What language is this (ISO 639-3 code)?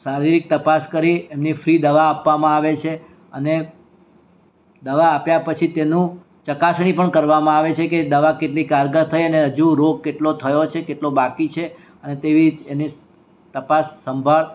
guj